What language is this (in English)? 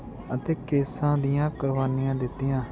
Punjabi